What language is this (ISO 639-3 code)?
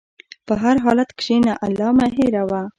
pus